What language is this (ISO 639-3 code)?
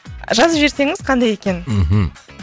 kaz